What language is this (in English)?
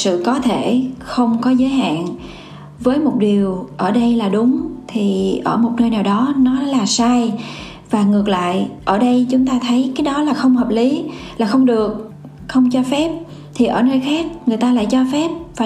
Vietnamese